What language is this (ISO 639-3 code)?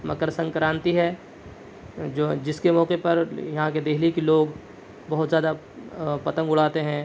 urd